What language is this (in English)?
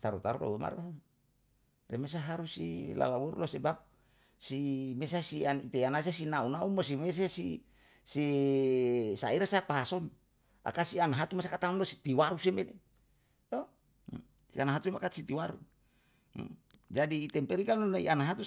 Yalahatan